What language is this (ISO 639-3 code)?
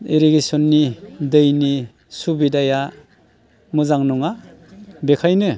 brx